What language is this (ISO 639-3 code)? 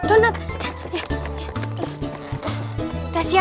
ind